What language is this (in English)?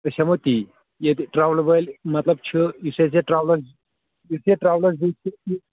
Kashmiri